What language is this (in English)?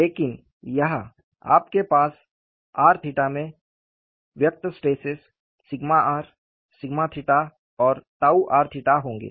Hindi